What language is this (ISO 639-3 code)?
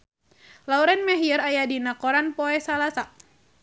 sun